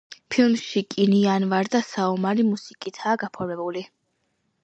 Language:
Georgian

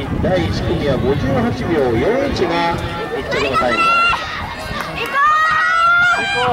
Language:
Japanese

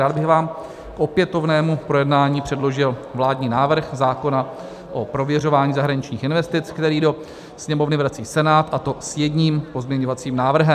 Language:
Czech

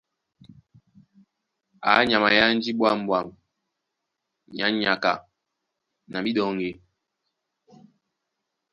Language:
Duala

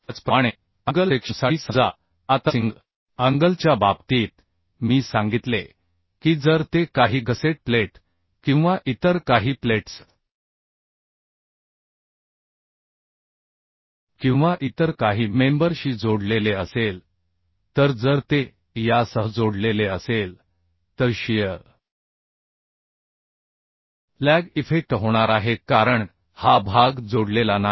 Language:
Marathi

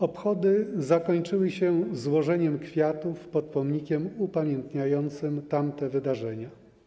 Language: Polish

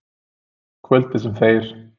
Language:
Icelandic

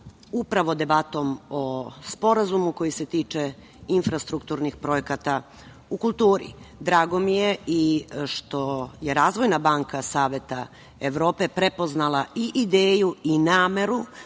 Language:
Serbian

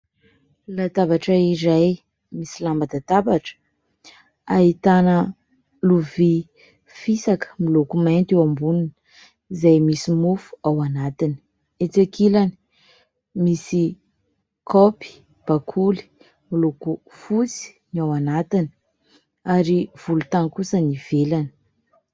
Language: Malagasy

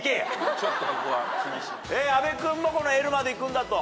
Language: Japanese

